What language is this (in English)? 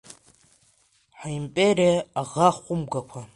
Abkhazian